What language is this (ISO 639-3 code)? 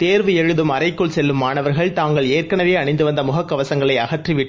tam